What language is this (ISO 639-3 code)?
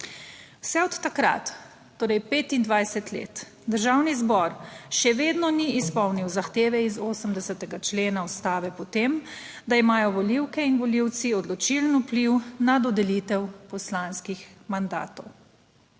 slv